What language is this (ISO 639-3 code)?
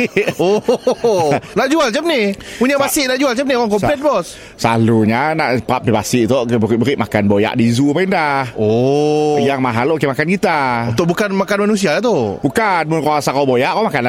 msa